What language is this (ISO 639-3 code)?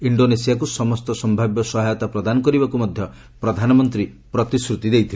ori